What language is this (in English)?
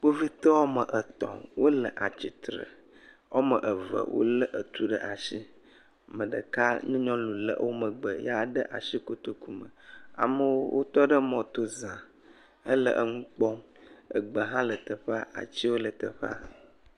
Ewe